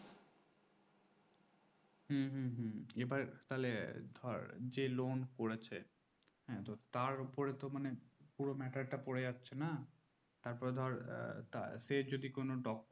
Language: Bangla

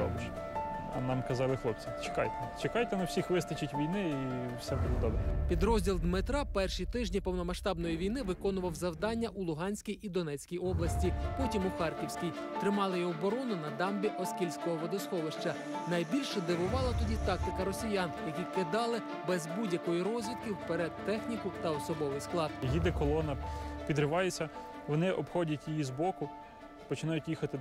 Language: Ukrainian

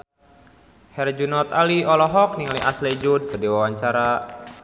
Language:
Sundanese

